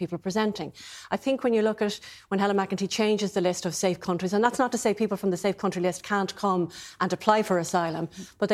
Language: English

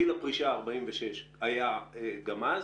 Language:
Hebrew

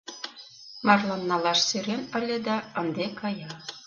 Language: Mari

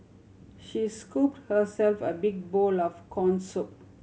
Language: English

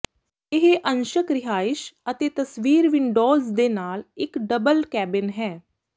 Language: Punjabi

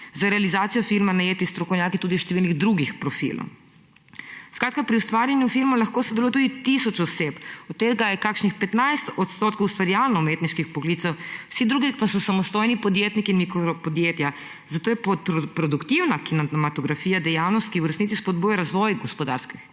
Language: Slovenian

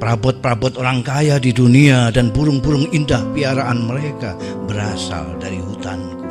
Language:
Indonesian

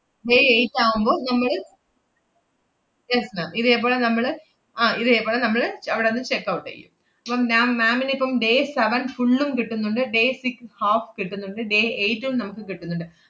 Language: Malayalam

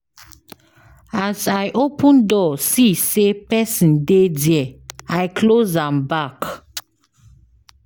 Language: Nigerian Pidgin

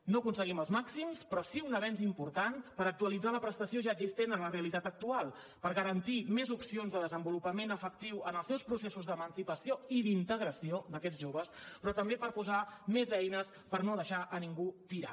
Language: Catalan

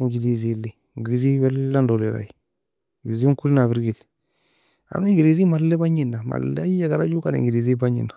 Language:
Nobiin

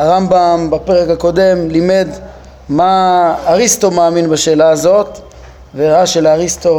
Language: Hebrew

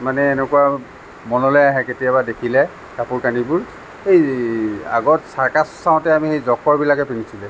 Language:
Assamese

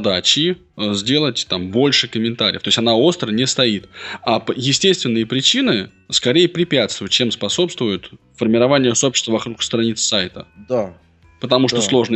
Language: Russian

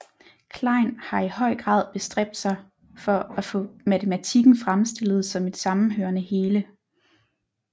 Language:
Danish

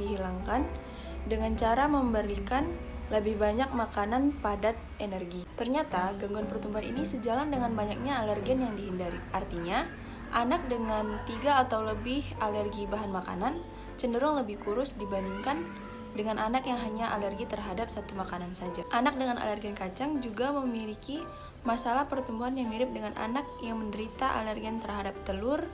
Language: Indonesian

